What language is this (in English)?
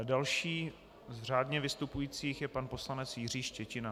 Czech